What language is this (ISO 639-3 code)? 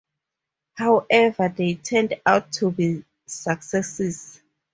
eng